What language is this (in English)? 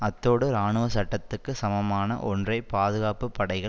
Tamil